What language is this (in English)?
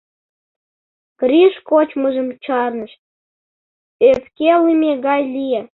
Mari